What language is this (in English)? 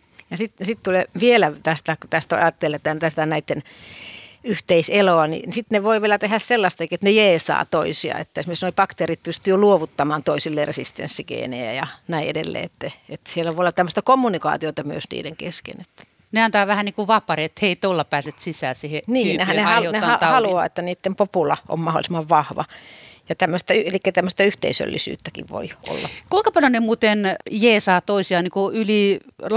Finnish